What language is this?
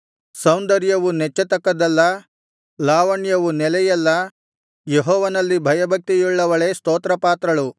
Kannada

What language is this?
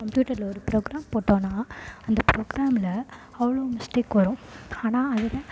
Tamil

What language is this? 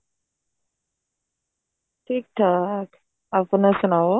Punjabi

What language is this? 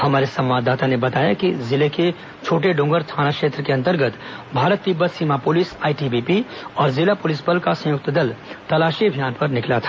Hindi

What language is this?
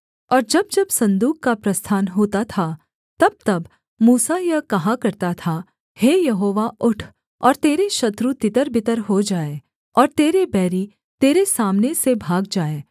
Hindi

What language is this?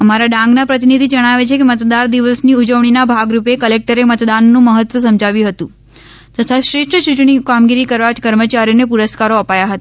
Gujarati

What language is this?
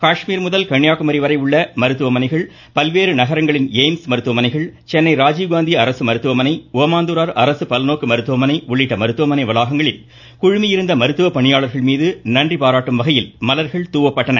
Tamil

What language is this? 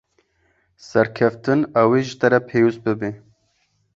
Kurdish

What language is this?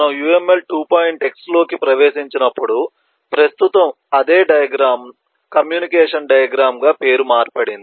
Telugu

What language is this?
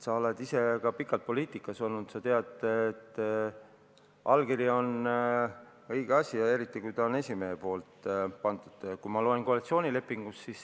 Estonian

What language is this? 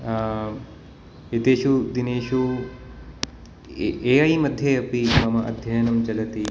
Sanskrit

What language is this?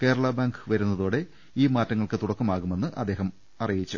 Malayalam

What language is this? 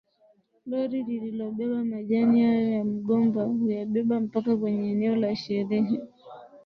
Swahili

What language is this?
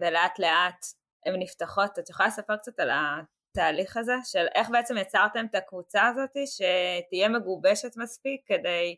Hebrew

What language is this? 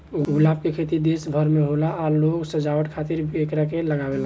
Bhojpuri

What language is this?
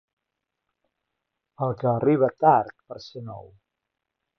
Catalan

